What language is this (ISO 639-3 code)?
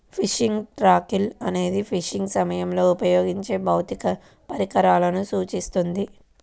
tel